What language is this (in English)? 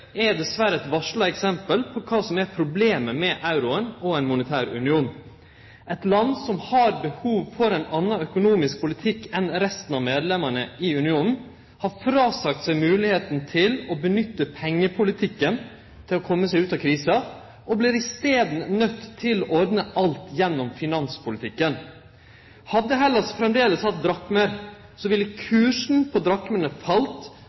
Norwegian Nynorsk